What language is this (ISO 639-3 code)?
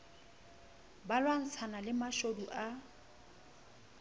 sot